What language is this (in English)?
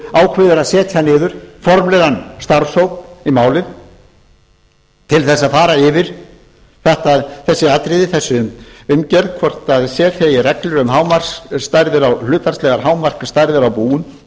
Icelandic